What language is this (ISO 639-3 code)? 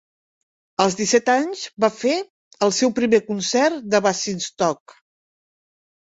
cat